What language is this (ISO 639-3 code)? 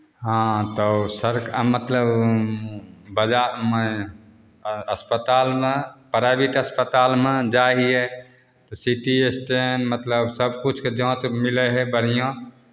mai